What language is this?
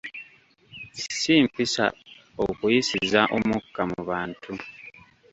Ganda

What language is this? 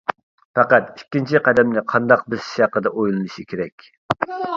Uyghur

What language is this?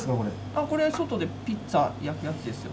Japanese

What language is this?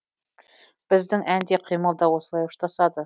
Kazakh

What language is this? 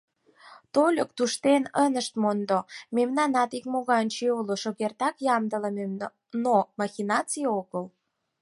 Mari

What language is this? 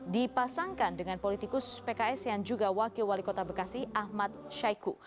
Indonesian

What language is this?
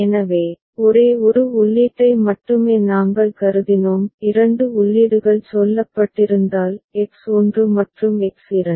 Tamil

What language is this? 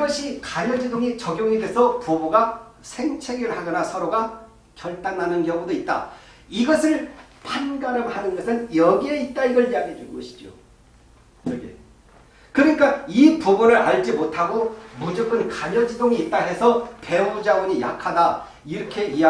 Korean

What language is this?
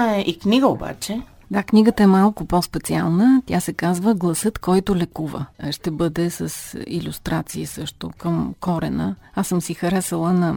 Bulgarian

